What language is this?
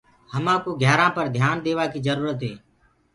Gurgula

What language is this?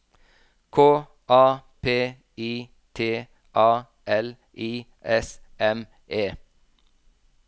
Norwegian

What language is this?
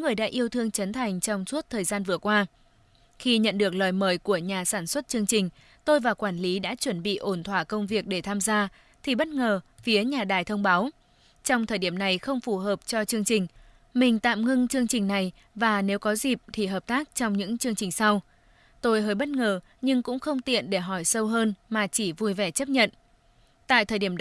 Vietnamese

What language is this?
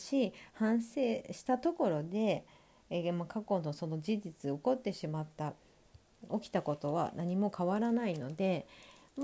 Japanese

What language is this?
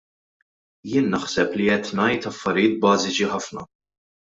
Maltese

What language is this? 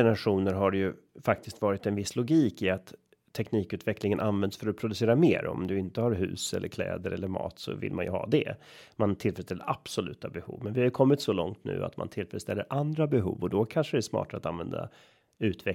Swedish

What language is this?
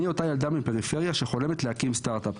Hebrew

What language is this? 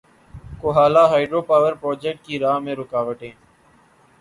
Urdu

